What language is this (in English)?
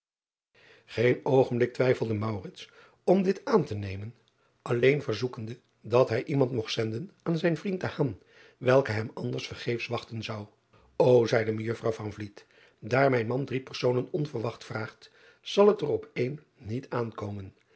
Dutch